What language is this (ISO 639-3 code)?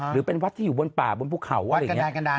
tha